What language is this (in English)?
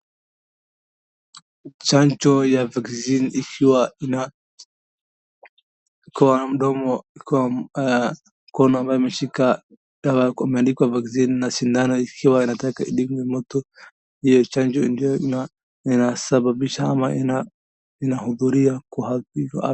Swahili